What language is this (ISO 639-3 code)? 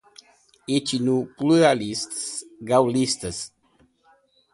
por